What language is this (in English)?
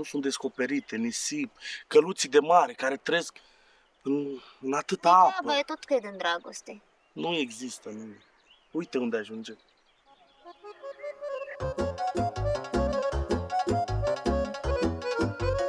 Romanian